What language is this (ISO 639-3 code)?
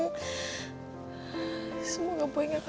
ind